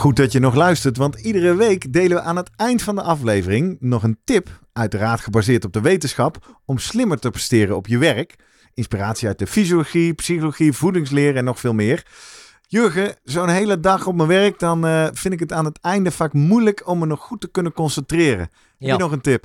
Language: Dutch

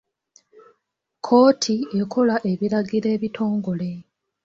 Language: Ganda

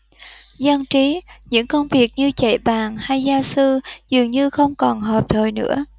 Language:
Vietnamese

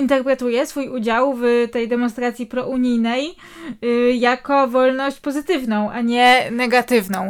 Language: Polish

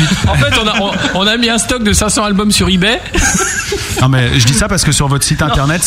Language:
French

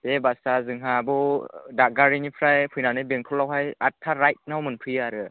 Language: Bodo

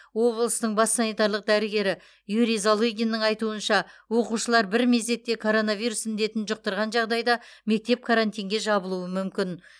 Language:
Kazakh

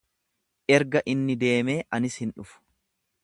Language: Oromo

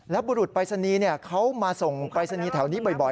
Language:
Thai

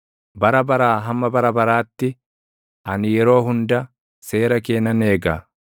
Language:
Oromo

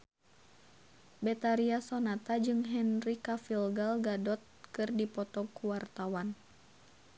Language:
Sundanese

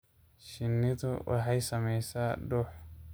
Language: Somali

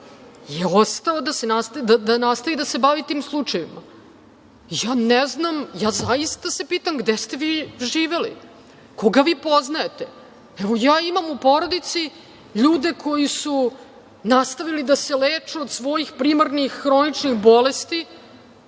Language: Serbian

